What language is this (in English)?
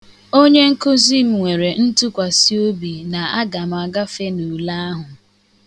Igbo